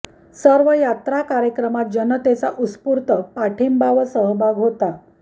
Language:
Marathi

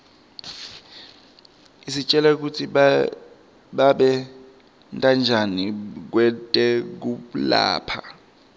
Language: Swati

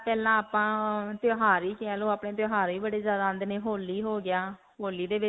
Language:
Punjabi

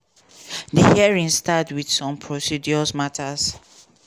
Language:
Nigerian Pidgin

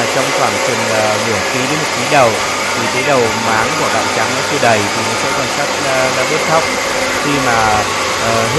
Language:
Vietnamese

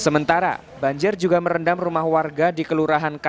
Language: Indonesian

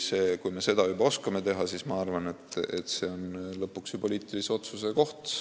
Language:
Estonian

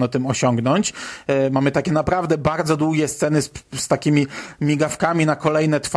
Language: Polish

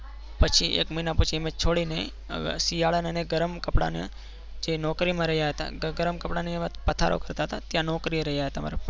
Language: Gujarati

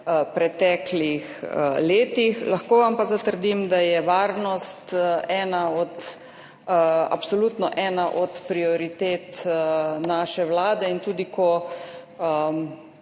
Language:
Slovenian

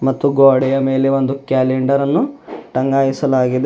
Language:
Kannada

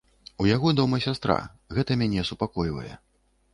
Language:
Belarusian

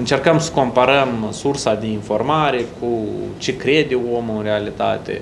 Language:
Romanian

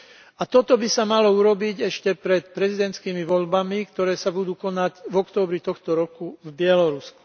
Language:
Slovak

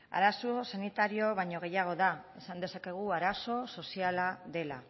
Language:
Basque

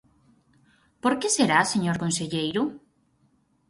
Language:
Galician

